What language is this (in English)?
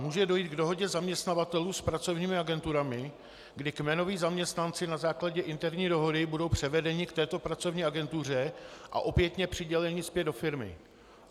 Czech